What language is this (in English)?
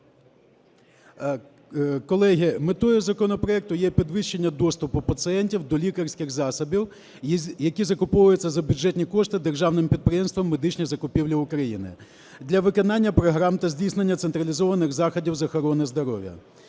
Ukrainian